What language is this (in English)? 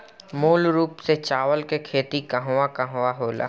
Bhojpuri